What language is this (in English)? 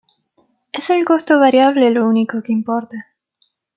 Spanish